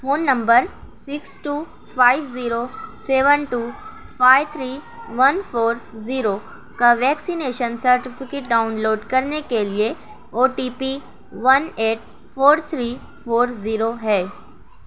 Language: Urdu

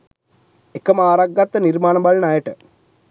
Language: Sinhala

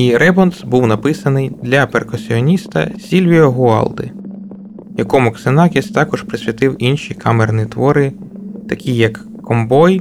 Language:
Ukrainian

